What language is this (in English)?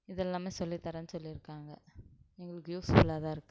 Tamil